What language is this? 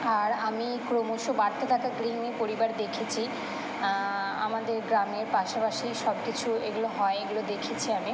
Bangla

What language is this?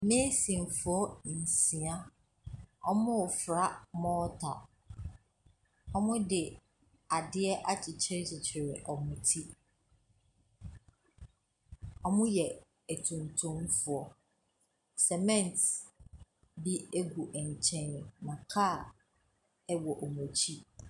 Akan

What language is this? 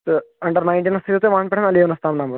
Kashmiri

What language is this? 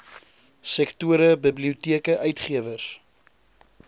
Afrikaans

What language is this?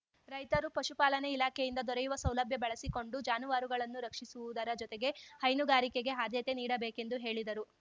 Kannada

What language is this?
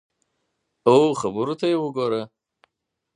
Pashto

